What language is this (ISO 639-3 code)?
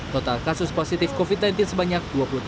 ind